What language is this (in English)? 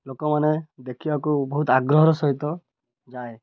Odia